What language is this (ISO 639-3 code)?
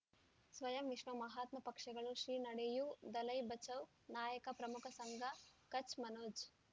kan